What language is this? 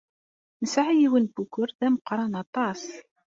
Kabyle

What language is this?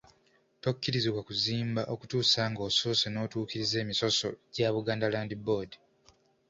Ganda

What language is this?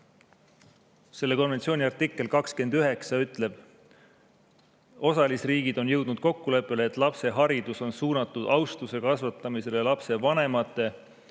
Estonian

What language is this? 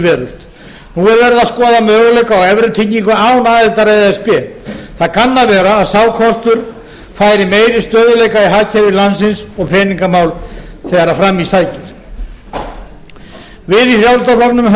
Icelandic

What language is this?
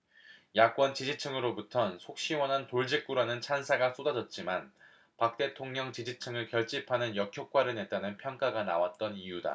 Korean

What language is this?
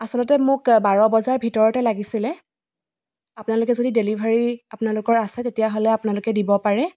Assamese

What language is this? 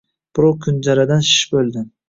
Uzbek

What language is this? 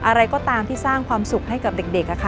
Thai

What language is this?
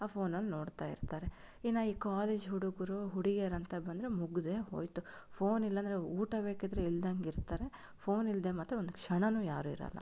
Kannada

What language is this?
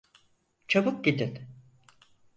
Turkish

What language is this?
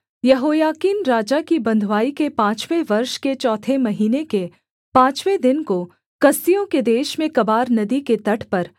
Hindi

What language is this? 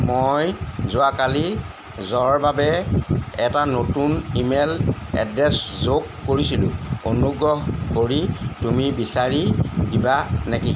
Assamese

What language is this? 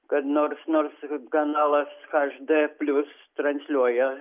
Lithuanian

